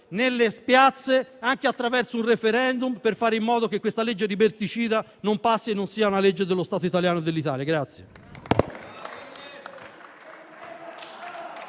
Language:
Italian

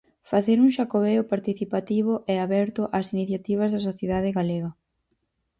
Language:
Galician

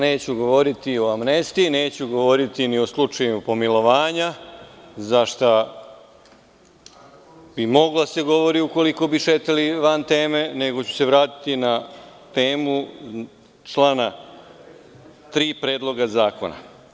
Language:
Serbian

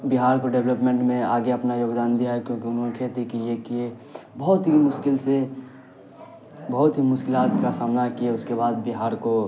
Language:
Urdu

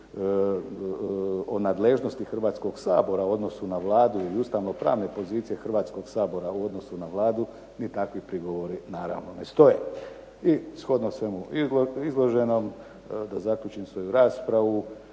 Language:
Croatian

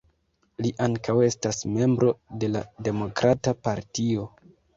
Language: Esperanto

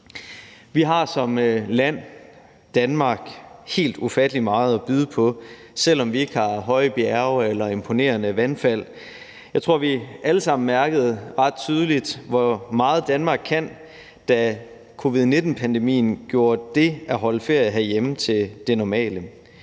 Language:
Danish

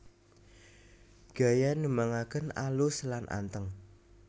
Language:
Javanese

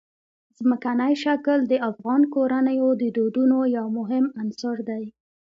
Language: Pashto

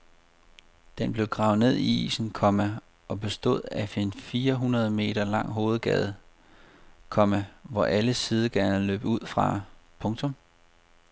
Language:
Danish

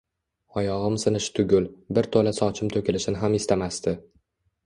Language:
Uzbek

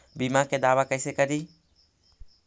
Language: Magahi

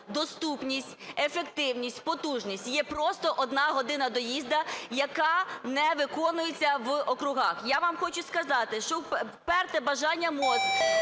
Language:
Ukrainian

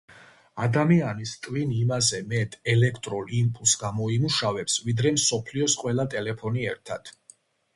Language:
Georgian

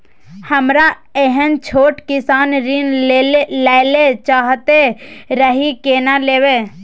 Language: Maithili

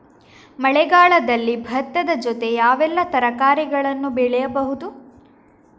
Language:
Kannada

